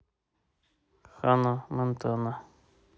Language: Russian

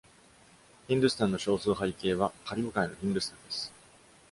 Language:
Japanese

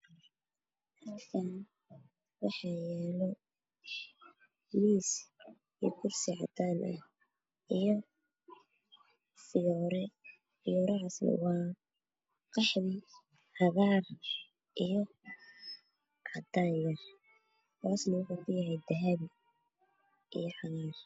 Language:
Somali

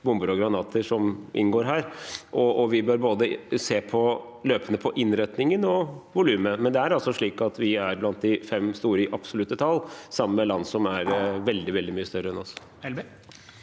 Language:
Norwegian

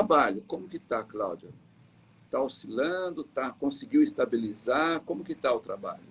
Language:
Portuguese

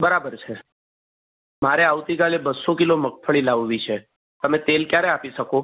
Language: Gujarati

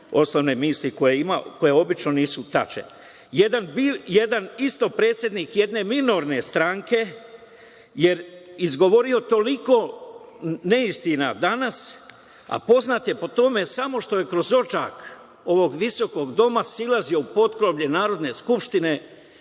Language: Serbian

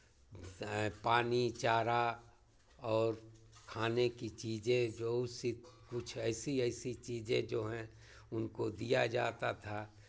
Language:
Hindi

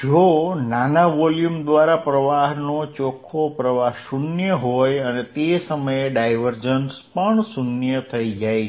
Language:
Gujarati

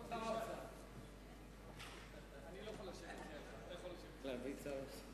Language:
Hebrew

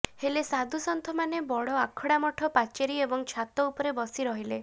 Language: Odia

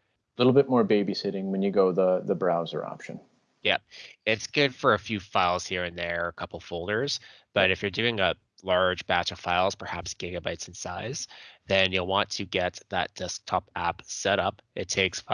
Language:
English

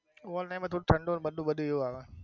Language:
Gujarati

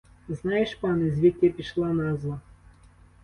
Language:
Ukrainian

